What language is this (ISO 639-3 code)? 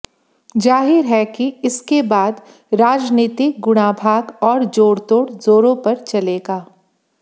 hin